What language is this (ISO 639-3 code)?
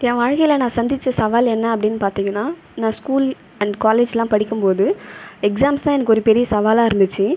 tam